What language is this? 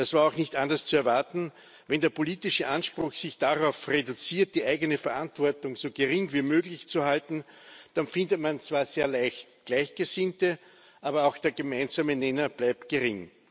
German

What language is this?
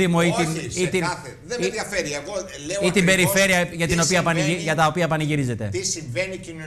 Greek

